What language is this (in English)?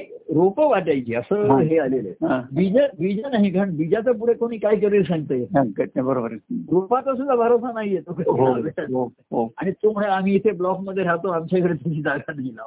Marathi